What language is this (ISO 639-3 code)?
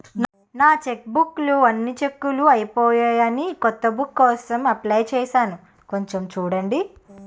tel